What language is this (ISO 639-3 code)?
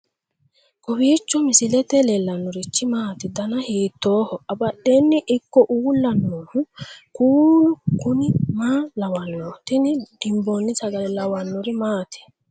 sid